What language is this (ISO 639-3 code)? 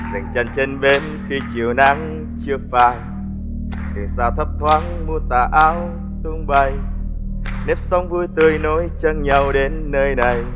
vie